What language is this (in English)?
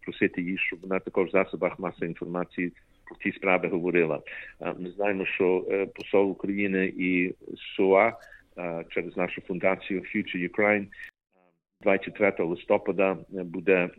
Ukrainian